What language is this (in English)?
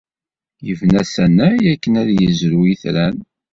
Kabyle